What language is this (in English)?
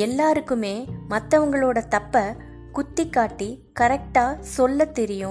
Tamil